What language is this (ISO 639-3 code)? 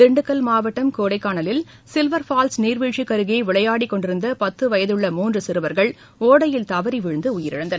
tam